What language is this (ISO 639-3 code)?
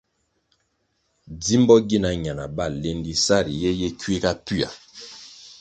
nmg